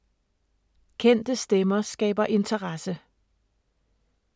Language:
Danish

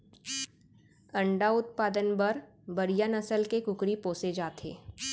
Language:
Chhattisgarhi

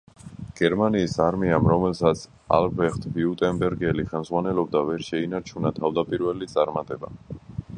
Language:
Georgian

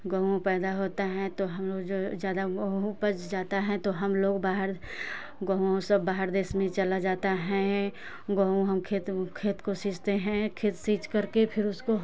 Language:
Hindi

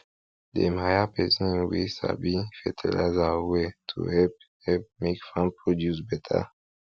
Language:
Nigerian Pidgin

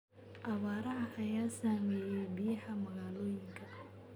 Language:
Somali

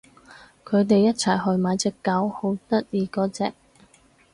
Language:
Cantonese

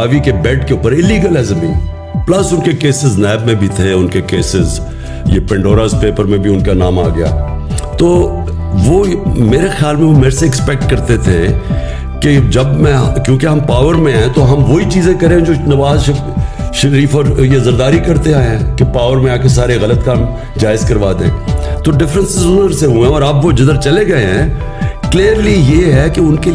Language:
Urdu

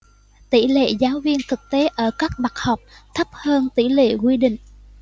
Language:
Vietnamese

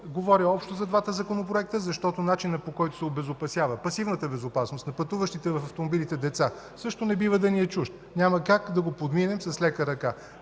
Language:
Bulgarian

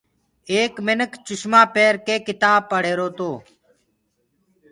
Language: Gurgula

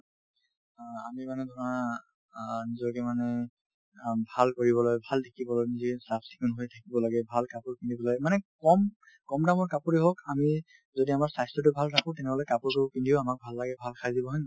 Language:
Assamese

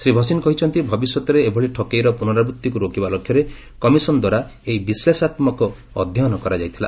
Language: Odia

